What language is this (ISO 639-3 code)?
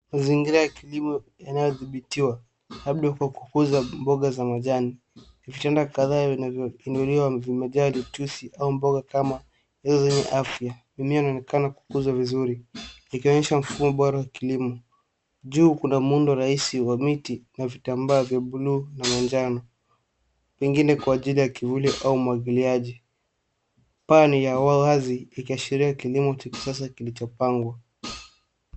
swa